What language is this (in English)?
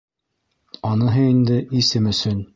Bashkir